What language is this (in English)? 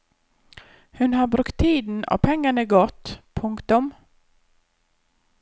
Norwegian